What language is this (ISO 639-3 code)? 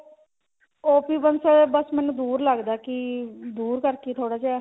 pan